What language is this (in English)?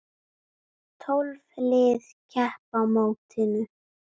Icelandic